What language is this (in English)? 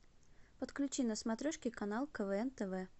Russian